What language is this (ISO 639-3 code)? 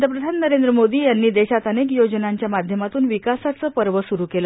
mar